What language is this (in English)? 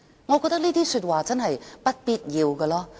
Cantonese